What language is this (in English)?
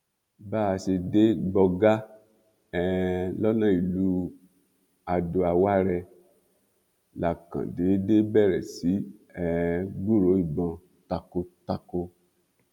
Yoruba